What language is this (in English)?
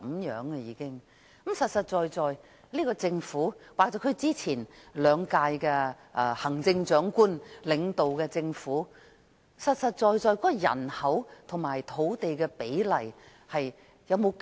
Cantonese